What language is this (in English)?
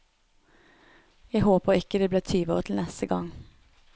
Norwegian